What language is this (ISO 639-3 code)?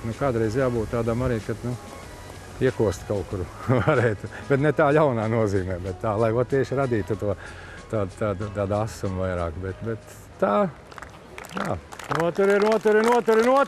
lav